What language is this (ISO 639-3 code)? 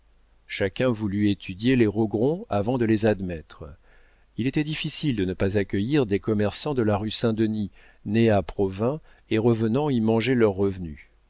fra